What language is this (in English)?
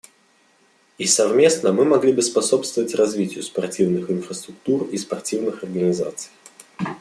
Russian